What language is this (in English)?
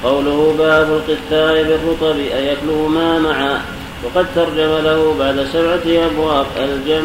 Arabic